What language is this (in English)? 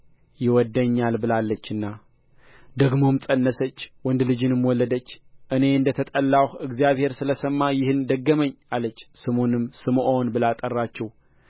Amharic